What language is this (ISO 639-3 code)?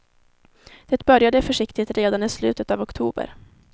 swe